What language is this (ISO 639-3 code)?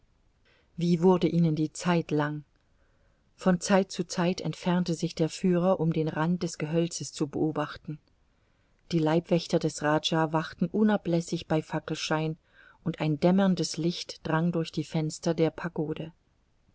deu